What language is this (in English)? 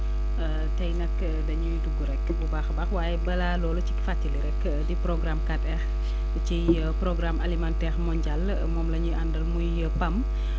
Wolof